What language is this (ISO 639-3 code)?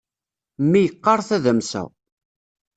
kab